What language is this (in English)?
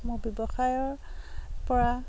Assamese